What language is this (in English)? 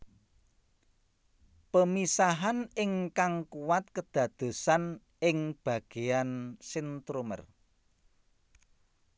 Javanese